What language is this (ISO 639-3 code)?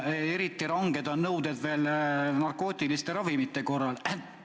est